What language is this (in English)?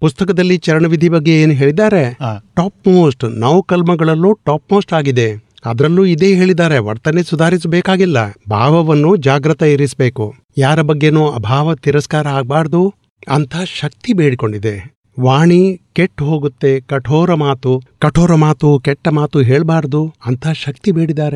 Gujarati